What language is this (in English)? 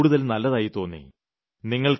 Malayalam